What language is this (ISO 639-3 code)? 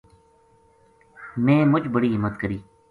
gju